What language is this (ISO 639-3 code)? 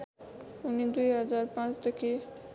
nep